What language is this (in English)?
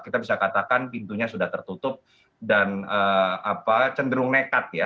Indonesian